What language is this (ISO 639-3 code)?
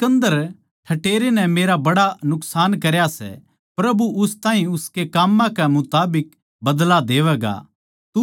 bgc